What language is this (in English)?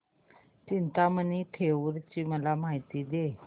Marathi